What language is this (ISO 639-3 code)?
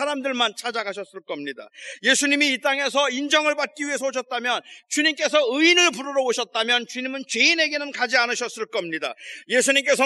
kor